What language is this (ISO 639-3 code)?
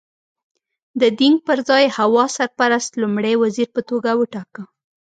pus